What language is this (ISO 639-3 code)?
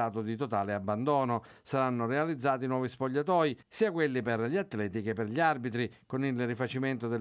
ita